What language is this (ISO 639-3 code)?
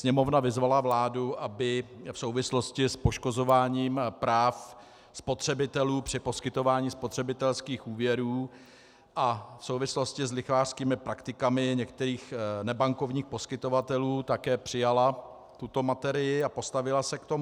ces